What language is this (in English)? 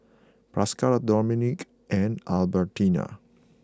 English